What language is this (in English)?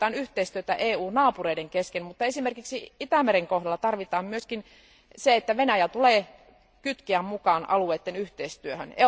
Finnish